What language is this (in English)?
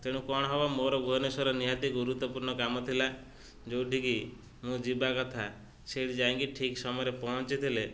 Odia